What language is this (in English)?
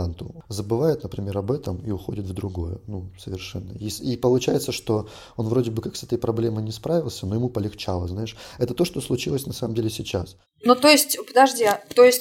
Russian